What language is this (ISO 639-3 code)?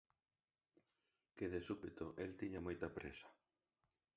glg